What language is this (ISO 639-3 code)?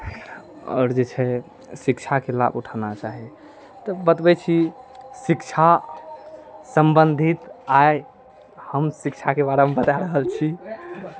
mai